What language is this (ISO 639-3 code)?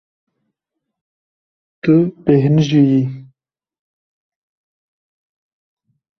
kur